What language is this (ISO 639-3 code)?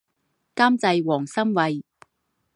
zho